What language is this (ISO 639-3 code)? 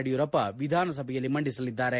kan